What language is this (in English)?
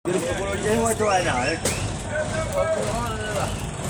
Masai